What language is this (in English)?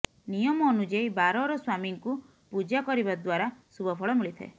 Odia